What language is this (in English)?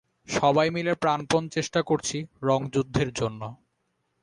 Bangla